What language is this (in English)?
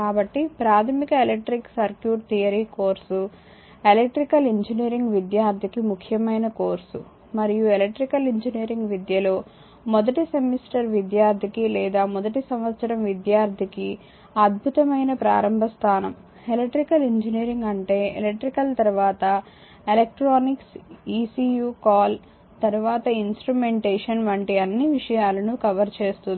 Telugu